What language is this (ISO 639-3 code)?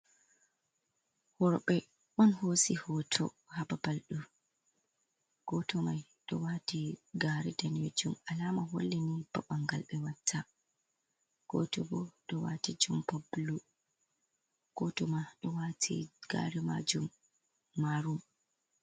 ful